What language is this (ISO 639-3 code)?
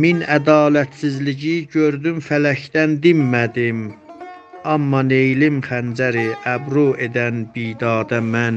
fas